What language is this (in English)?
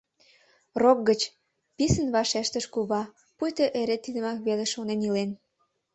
Mari